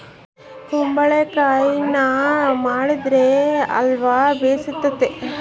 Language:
Kannada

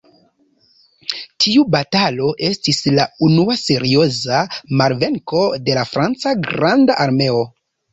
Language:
Esperanto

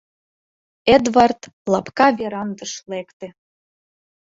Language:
Mari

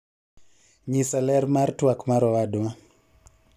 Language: Luo (Kenya and Tanzania)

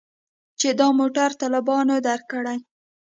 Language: Pashto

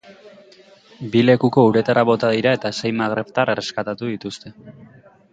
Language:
Basque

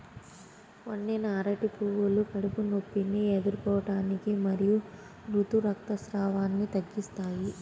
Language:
Telugu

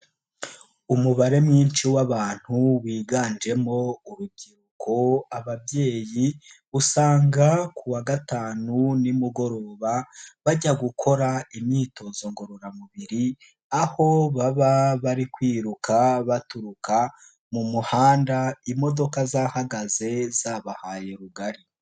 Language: Kinyarwanda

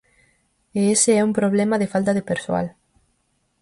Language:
Galician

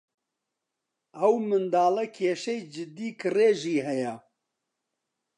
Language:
Central Kurdish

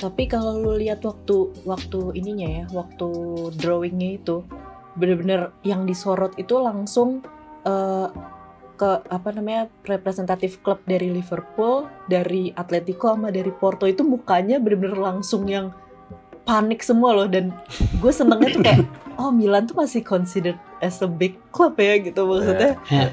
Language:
Indonesian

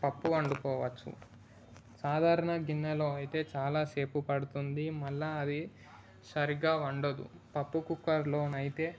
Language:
Telugu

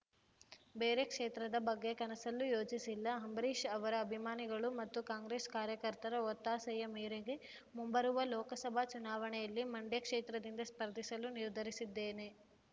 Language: Kannada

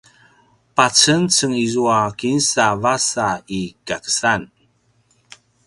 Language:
Paiwan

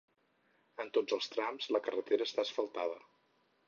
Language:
Catalan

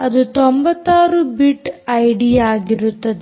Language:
Kannada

